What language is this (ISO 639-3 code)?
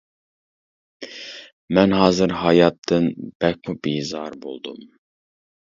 uig